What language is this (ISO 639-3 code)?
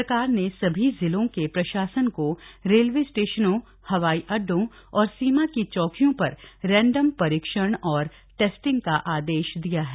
hin